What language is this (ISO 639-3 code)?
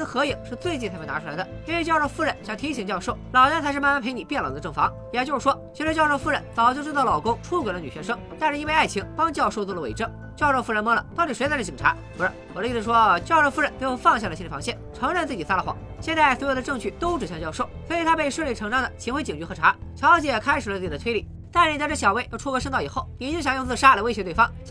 zho